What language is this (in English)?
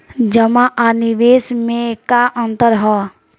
Bhojpuri